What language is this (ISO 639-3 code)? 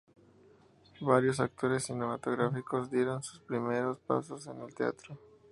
spa